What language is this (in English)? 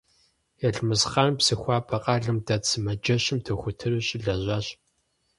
Kabardian